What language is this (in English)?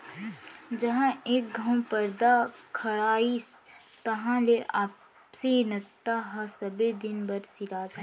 Chhattisgarhi